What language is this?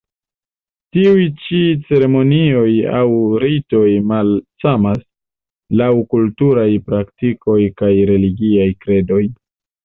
Esperanto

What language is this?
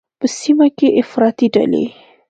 Pashto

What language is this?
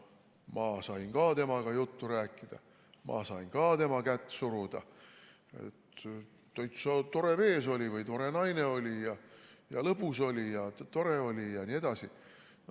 Estonian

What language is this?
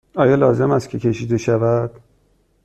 Persian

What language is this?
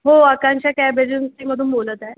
Marathi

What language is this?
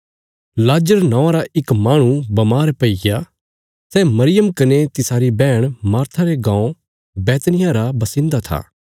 Bilaspuri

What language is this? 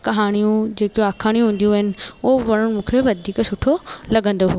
Sindhi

